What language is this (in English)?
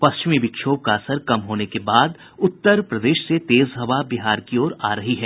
Hindi